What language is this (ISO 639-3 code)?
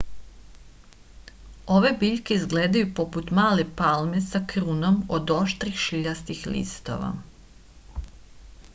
srp